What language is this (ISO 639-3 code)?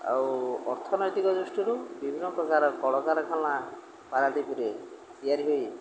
ori